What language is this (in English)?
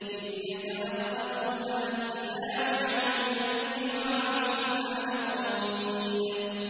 Arabic